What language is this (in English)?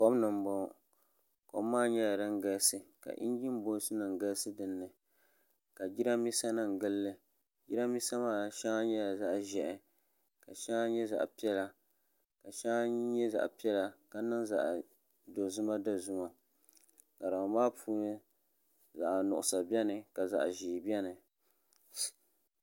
Dagbani